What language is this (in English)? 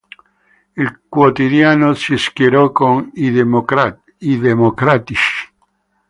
Italian